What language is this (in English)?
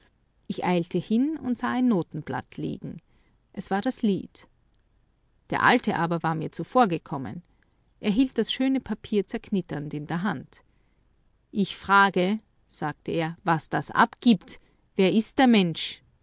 German